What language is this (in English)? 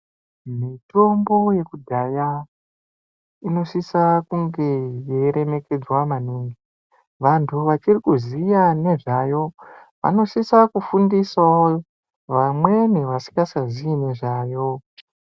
Ndau